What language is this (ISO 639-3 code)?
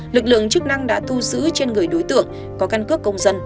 vie